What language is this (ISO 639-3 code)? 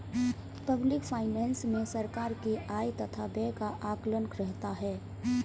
hin